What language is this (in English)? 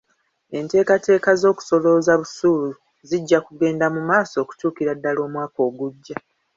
Ganda